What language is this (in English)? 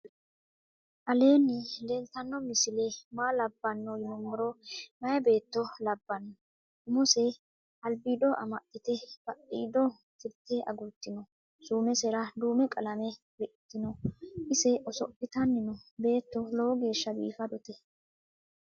Sidamo